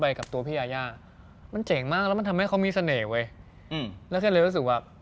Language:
Thai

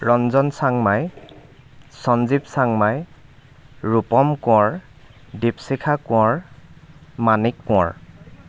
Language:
Assamese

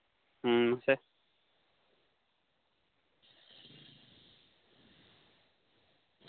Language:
Santali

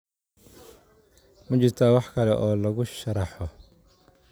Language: Somali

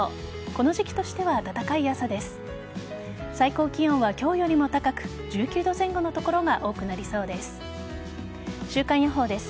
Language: Japanese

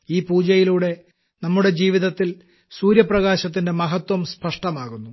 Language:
Malayalam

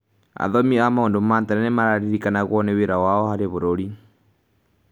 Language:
Kikuyu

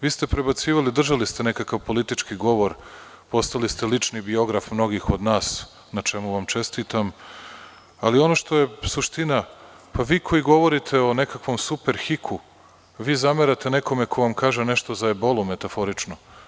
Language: Serbian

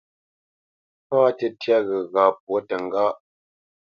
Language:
Bamenyam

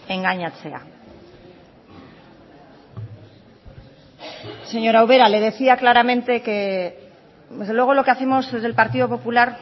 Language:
Spanish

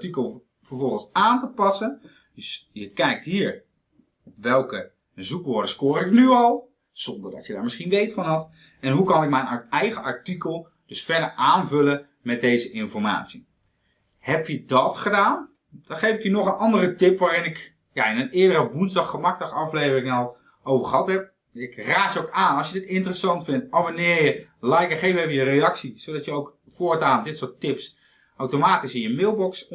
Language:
Dutch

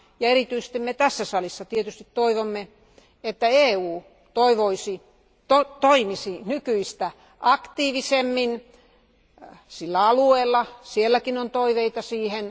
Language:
Finnish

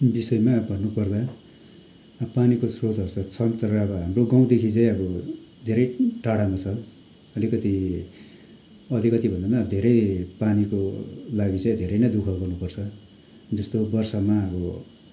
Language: Nepali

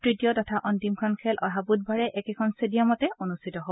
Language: Assamese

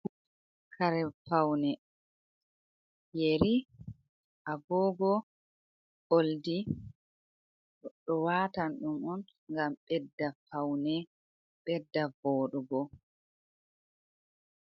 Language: Fula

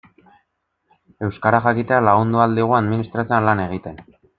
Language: Basque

